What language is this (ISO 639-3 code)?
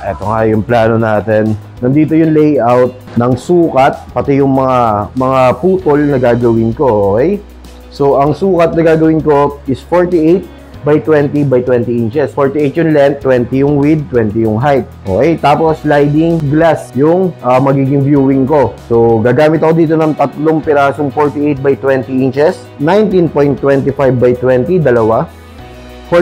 fil